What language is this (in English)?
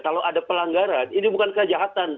Indonesian